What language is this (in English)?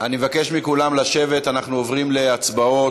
Hebrew